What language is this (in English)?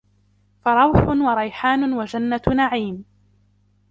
Arabic